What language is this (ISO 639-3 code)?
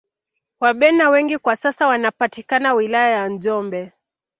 swa